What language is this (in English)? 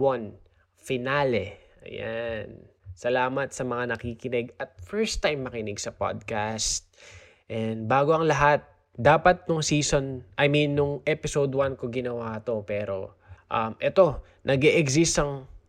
Filipino